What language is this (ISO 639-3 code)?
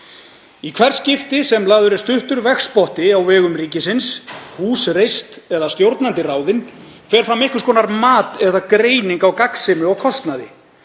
isl